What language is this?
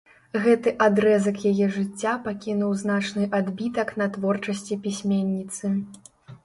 Belarusian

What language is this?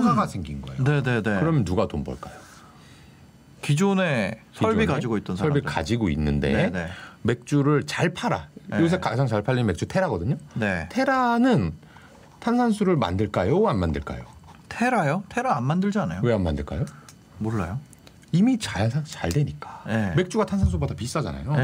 Korean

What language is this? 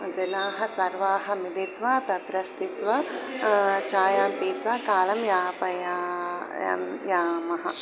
Sanskrit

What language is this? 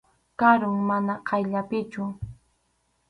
Arequipa-La Unión Quechua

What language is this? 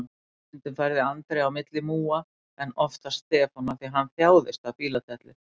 Icelandic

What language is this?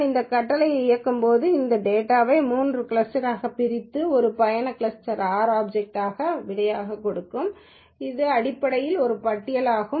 Tamil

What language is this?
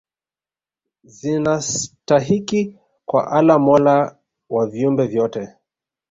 Swahili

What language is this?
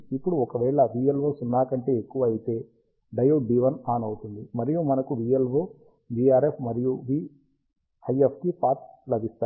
Telugu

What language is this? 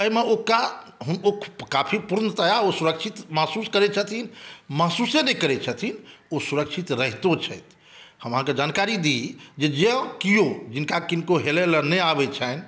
Maithili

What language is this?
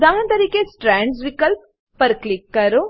Gujarati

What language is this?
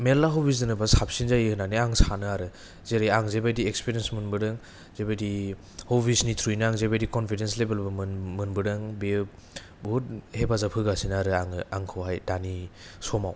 Bodo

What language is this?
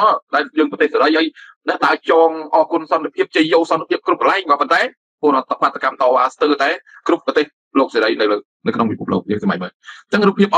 Thai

